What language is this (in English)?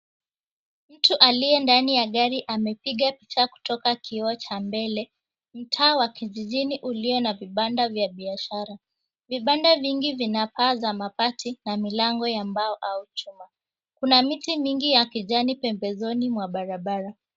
Swahili